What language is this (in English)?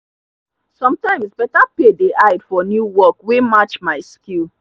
Nigerian Pidgin